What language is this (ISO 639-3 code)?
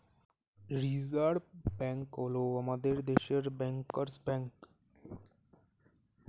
ben